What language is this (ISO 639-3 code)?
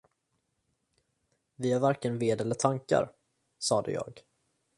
swe